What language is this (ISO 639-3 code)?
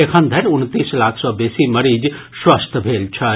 mai